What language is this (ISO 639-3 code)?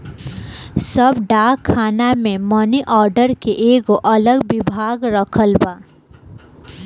bho